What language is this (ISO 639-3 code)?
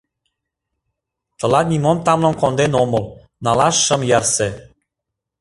chm